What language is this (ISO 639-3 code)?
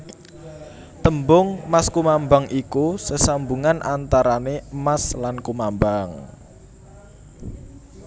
jav